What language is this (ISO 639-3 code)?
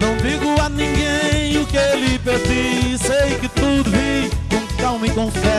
por